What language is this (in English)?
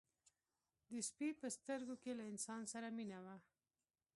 Pashto